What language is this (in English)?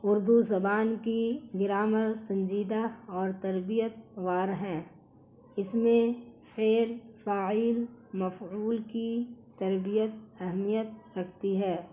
Urdu